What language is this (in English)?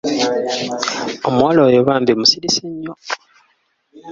Ganda